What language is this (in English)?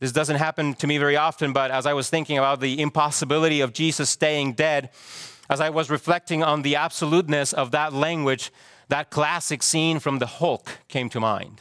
English